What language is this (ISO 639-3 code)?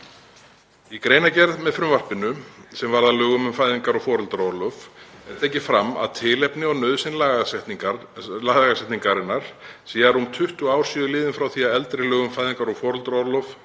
isl